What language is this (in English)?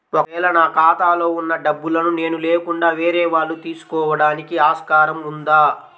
Telugu